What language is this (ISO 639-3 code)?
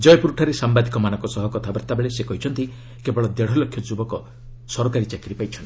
ori